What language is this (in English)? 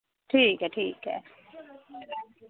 Dogri